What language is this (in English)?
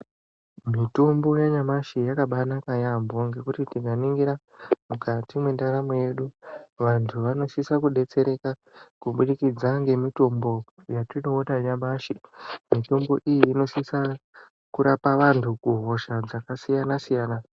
Ndau